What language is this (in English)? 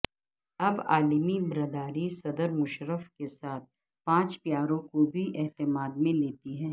Urdu